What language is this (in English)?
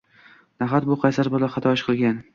Uzbek